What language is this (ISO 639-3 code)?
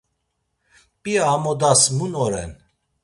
lzz